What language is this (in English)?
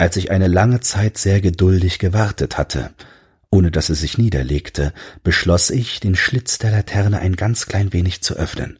German